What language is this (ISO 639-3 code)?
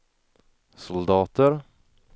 swe